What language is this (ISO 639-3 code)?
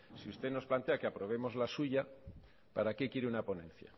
spa